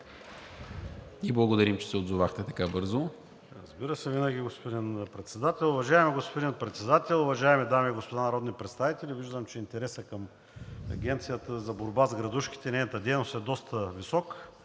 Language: Bulgarian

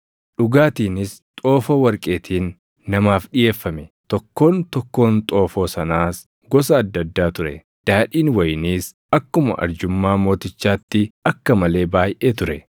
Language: Oromo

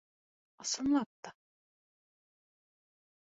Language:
Bashkir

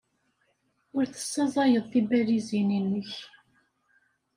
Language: Kabyle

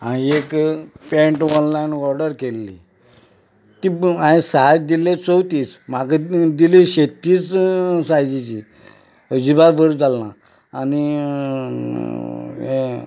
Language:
Konkani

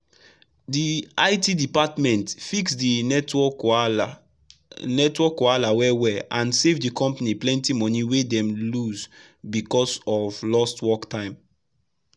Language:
Nigerian Pidgin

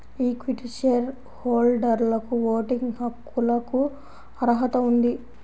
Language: Telugu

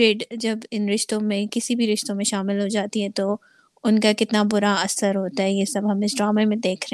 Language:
Urdu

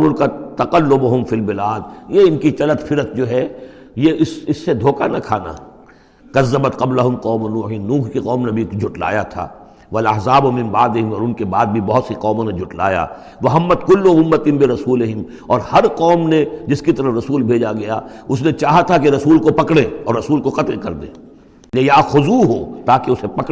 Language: Urdu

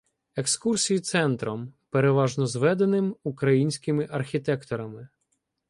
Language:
Ukrainian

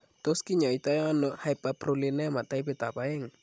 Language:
Kalenjin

